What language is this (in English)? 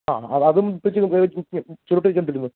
Malayalam